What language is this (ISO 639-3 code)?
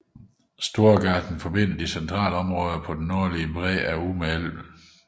dan